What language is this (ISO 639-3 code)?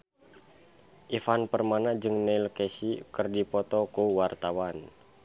sun